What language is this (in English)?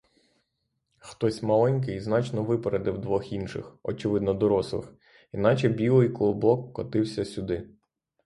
Ukrainian